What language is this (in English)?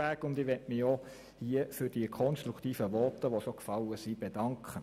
Swiss German